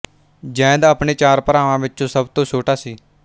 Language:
Punjabi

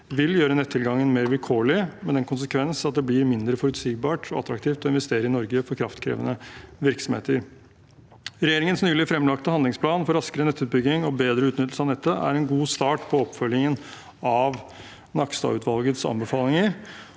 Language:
Norwegian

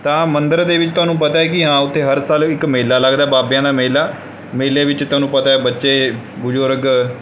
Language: Punjabi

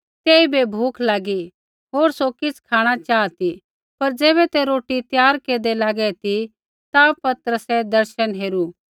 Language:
Kullu Pahari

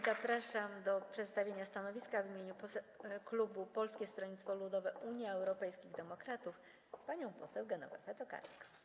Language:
Polish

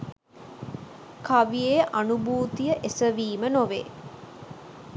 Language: Sinhala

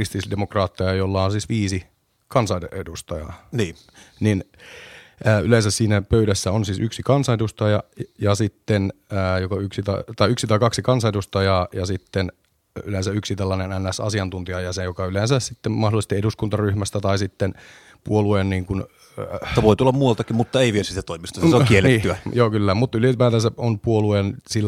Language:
Finnish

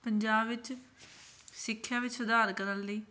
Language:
Punjabi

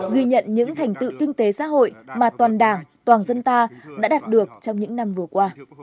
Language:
Vietnamese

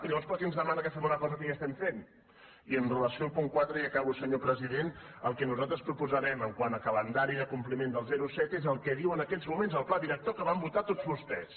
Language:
Catalan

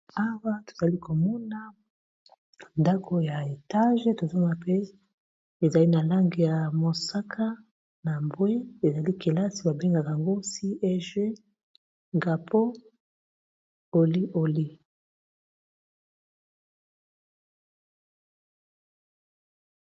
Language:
Lingala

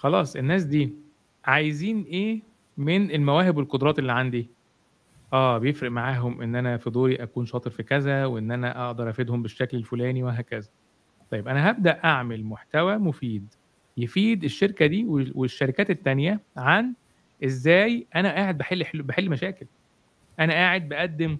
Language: Arabic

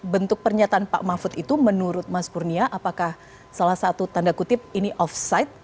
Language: Indonesian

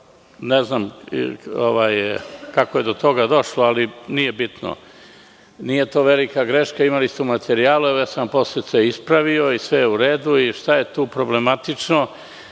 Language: Serbian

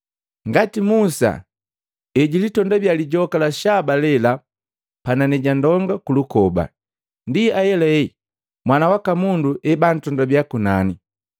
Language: Matengo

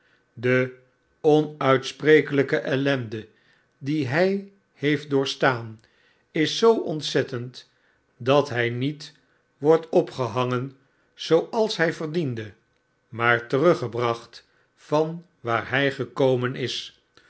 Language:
Dutch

